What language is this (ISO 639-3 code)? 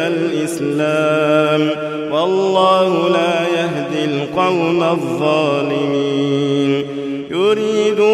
ara